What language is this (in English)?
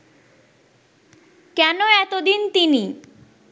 Bangla